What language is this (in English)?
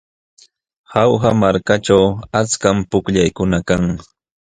Jauja Wanca Quechua